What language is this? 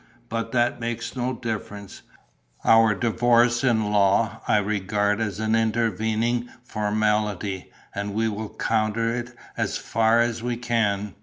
English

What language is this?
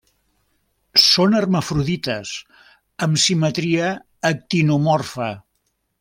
Catalan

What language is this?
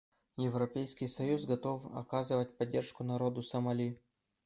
Russian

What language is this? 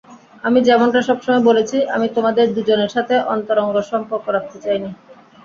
Bangla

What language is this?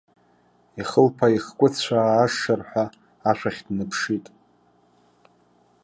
Abkhazian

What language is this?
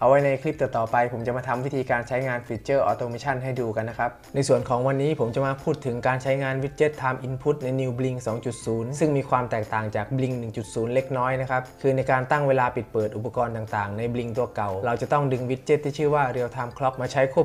Thai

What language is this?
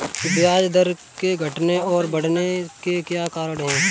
Hindi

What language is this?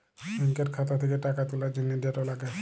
Bangla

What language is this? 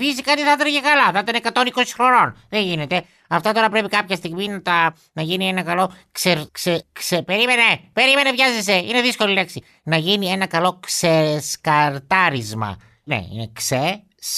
Greek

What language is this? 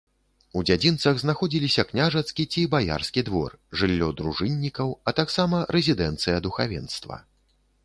Belarusian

